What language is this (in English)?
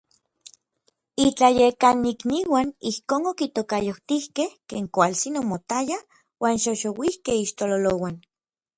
Orizaba Nahuatl